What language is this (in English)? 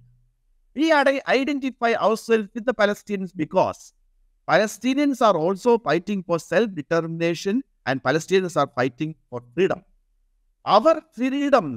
Malayalam